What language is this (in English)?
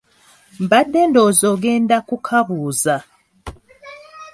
Ganda